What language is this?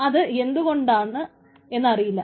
Malayalam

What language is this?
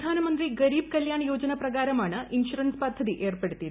Malayalam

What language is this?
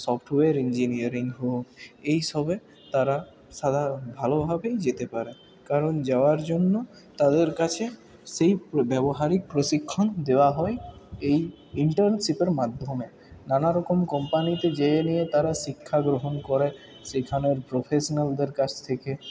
Bangla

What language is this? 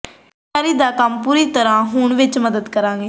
Punjabi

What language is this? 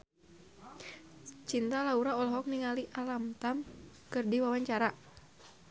Sundanese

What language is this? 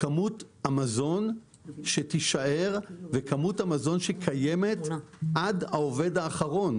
Hebrew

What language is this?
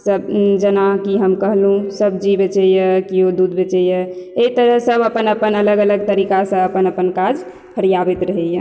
Maithili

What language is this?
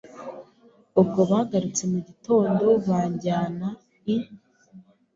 Kinyarwanda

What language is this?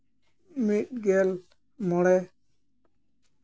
Santali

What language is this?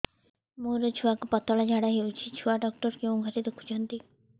Odia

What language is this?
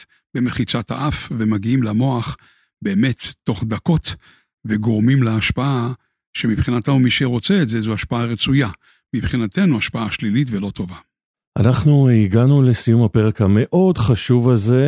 Hebrew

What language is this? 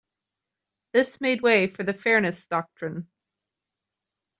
English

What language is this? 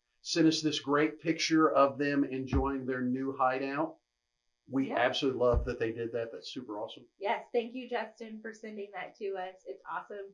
English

